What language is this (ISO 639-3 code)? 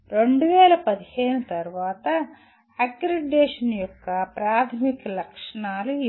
tel